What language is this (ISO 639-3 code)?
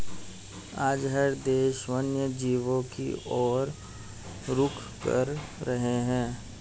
hin